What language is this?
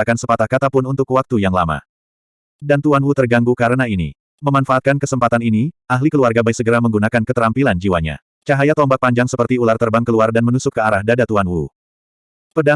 Indonesian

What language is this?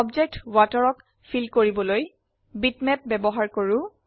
Assamese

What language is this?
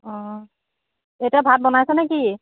Assamese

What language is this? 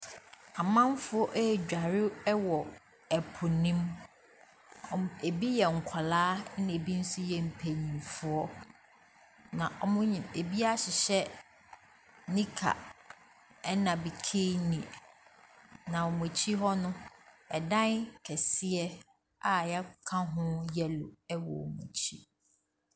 Akan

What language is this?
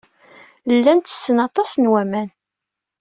Kabyle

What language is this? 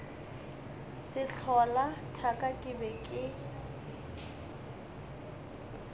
Northern Sotho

